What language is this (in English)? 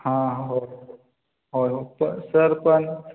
Marathi